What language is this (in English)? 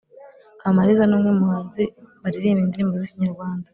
Kinyarwanda